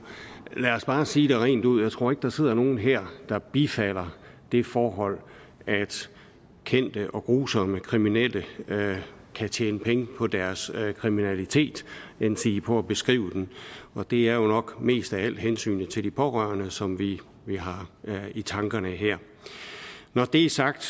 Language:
Danish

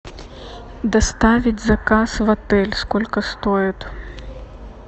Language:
Russian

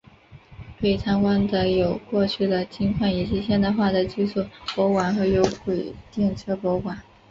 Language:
Chinese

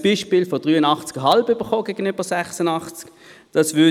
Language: Swiss German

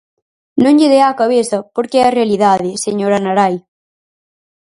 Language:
Galician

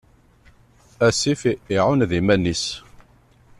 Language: Kabyle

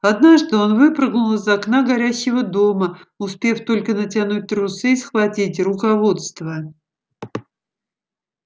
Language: Russian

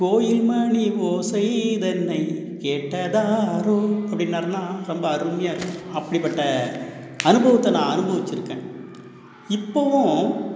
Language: Tamil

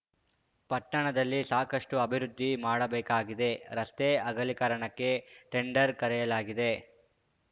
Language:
Kannada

